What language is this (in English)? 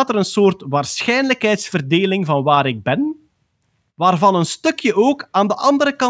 Dutch